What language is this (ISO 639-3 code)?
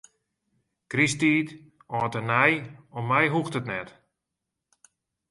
fry